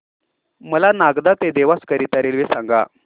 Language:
Marathi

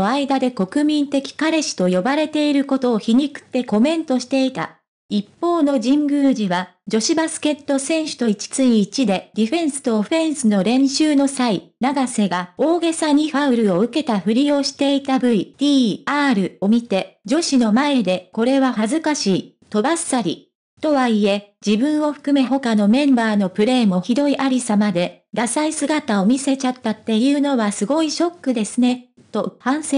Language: Japanese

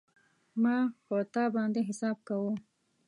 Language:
Pashto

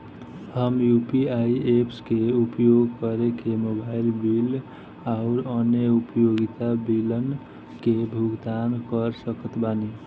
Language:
Bhojpuri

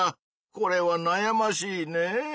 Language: Japanese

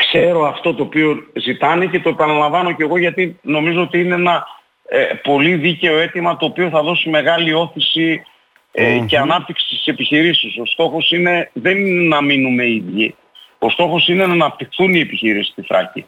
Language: Greek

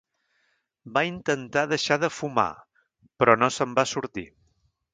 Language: Catalan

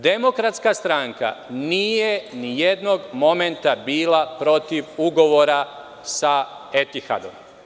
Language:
Serbian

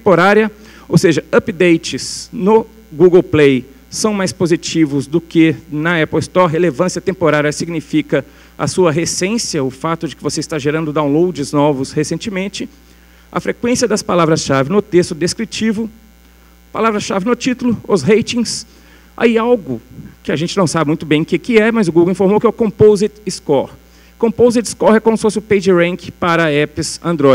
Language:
Portuguese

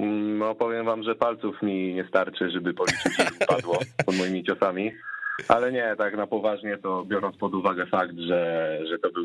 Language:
Polish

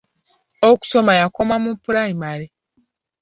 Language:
Ganda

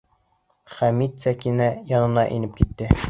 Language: Bashkir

